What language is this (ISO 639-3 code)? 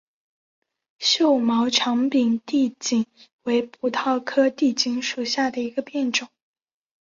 zho